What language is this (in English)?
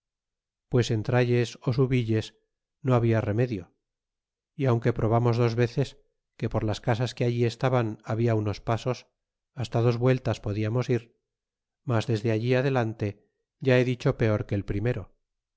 Spanish